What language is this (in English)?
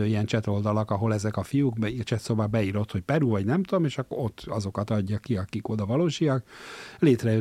Hungarian